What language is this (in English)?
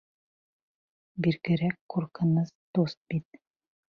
Bashkir